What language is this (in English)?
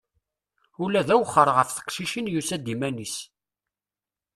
Kabyle